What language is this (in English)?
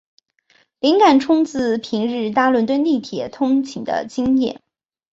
Chinese